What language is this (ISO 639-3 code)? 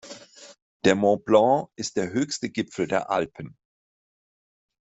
deu